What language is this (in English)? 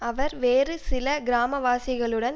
Tamil